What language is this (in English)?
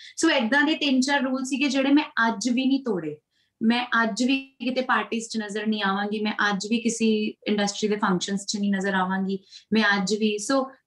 Punjabi